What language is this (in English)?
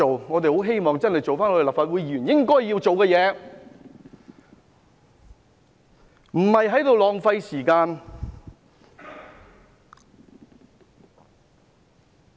Cantonese